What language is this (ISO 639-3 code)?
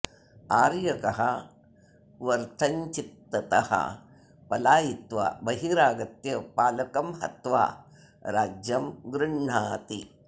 san